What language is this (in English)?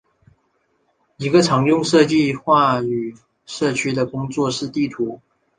Chinese